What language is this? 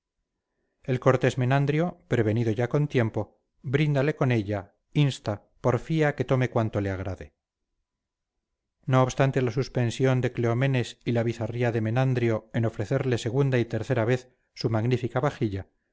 Spanish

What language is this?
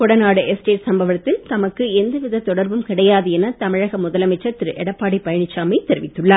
Tamil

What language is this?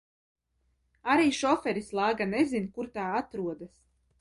Latvian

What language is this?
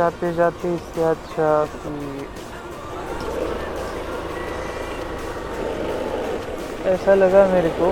Marathi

